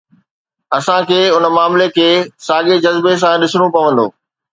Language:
Sindhi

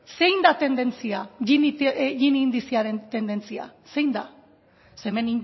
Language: Basque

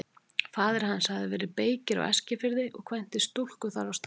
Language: Icelandic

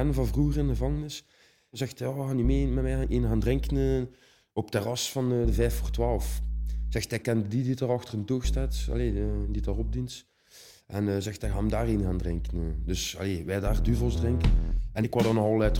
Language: Dutch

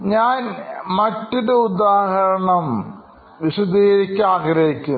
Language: Malayalam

